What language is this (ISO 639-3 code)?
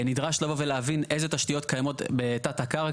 heb